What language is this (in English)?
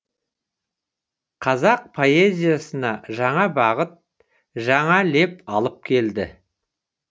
Kazakh